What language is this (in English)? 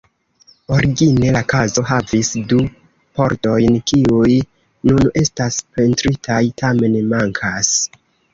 Esperanto